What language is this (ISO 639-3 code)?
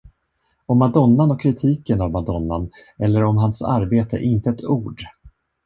swe